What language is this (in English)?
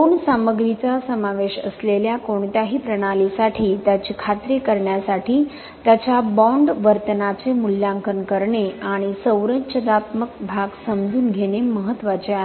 Marathi